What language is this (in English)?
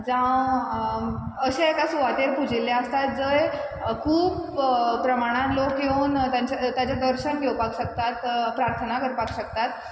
Konkani